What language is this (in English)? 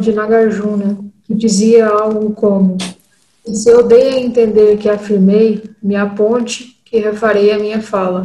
Portuguese